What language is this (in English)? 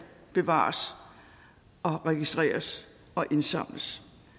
Danish